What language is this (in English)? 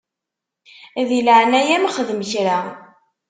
Kabyle